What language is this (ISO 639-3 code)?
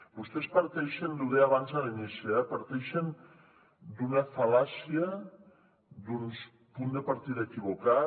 cat